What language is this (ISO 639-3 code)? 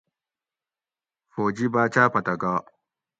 gwc